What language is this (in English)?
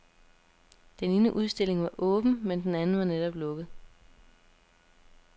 Danish